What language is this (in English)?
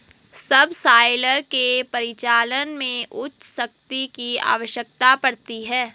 Hindi